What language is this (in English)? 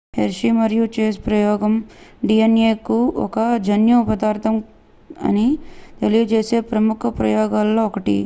Telugu